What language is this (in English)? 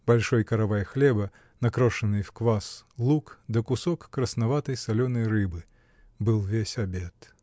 Russian